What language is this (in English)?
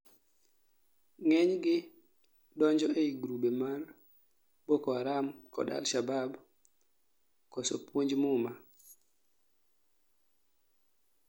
Luo (Kenya and Tanzania)